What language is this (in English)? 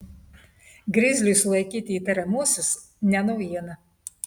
Lithuanian